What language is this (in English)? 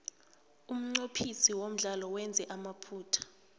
South Ndebele